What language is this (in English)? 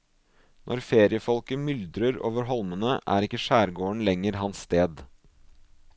Norwegian